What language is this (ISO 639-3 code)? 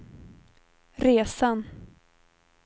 swe